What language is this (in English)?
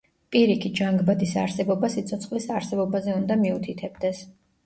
Georgian